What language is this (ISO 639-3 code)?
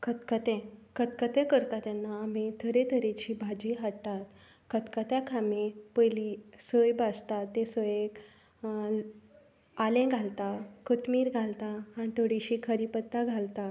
kok